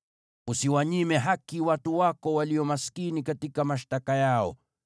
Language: Swahili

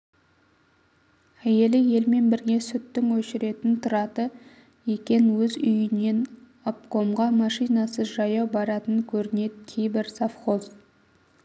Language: Kazakh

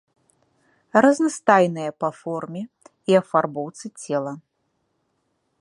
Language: Belarusian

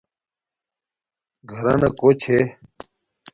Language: Domaaki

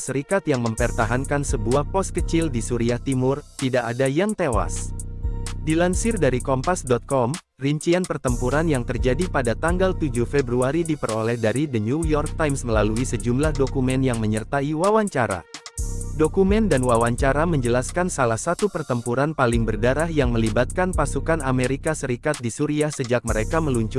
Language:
Indonesian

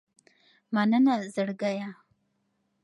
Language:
Pashto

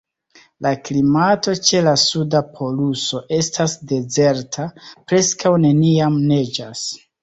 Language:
Esperanto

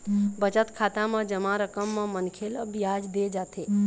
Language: Chhattisgarhi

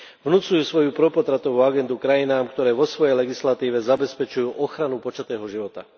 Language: Slovak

